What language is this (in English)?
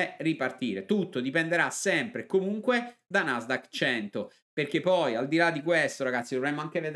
Italian